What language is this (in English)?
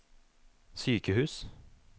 Norwegian